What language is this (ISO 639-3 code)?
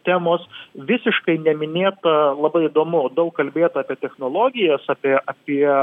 lit